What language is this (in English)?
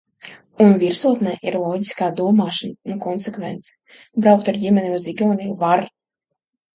Latvian